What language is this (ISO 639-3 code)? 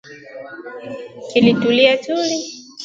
swa